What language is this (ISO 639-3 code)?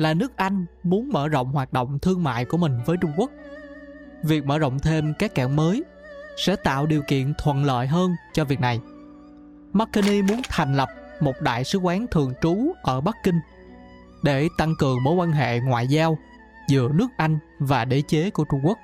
vie